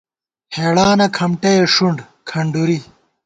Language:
Gawar-Bati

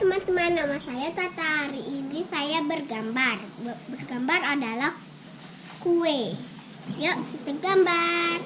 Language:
Indonesian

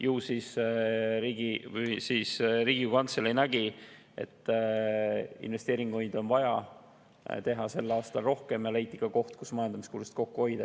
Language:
Estonian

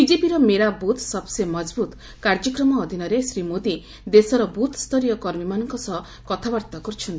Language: Odia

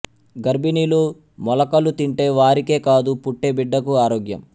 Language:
Telugu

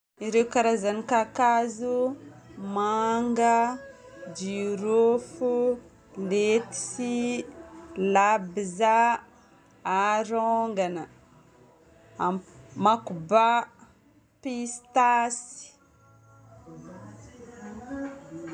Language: Northern Betsimisaraka Malagasy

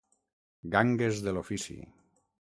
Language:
Catalan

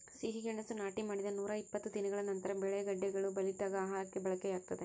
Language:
Kannada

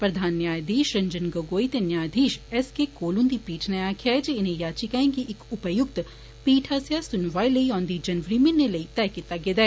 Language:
Dogri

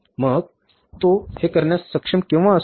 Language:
Marathi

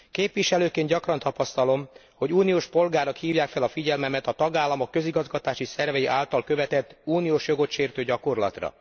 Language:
Hungarian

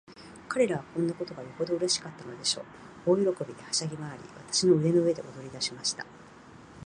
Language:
Japanese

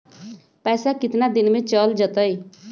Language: Magahi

